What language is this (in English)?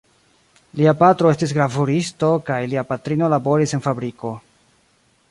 Esperanto